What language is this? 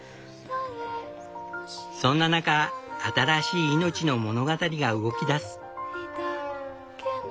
Japanese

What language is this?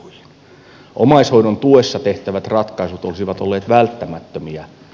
Finnish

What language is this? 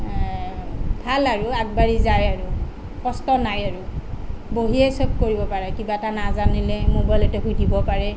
Assamese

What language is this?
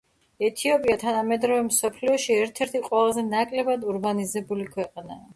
Georgian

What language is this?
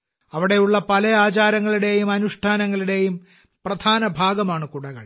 Malayalam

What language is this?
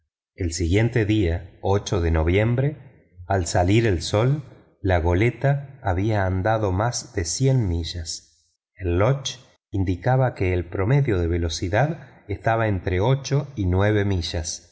Spanish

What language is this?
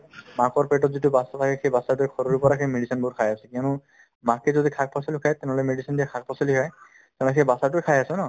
Assamese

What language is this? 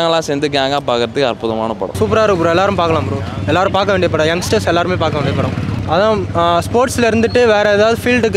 Romanian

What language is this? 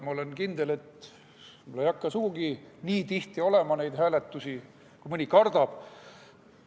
Estonian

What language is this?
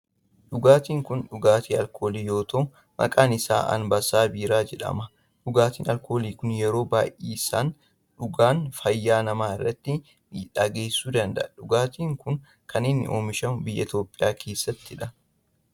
Oromo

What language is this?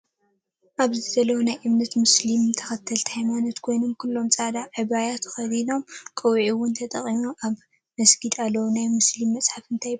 Tigrinya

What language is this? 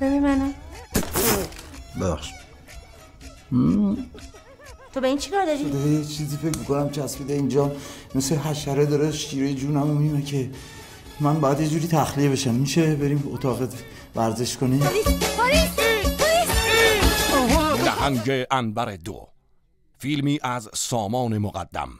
Persian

